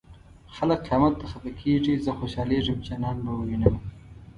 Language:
Pashto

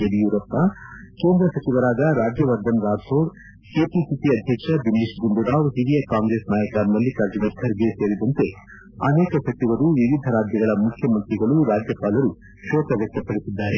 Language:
Kannada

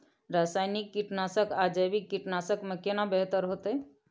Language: Maithili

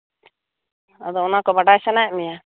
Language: Santali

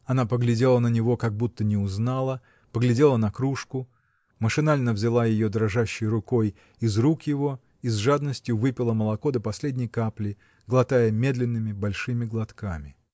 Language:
Russian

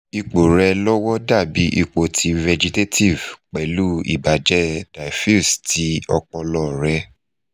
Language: Yoruba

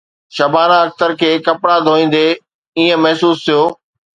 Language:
Sindhi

